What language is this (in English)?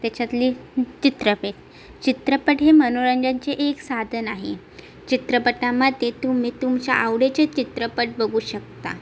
Marathi